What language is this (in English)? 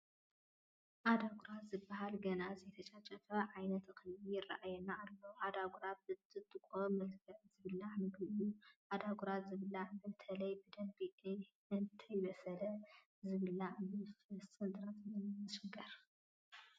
Tigrinya